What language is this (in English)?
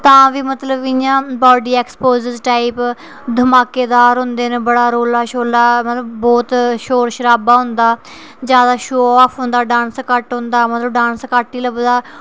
Dogri